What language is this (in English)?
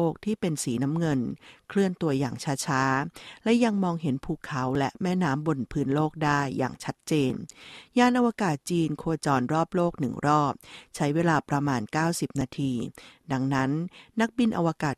Thai